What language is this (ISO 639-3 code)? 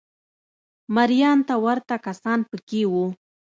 pus